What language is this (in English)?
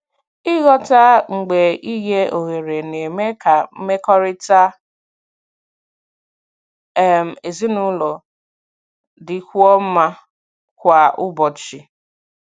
Igbo